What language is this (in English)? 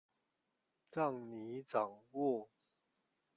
Chinese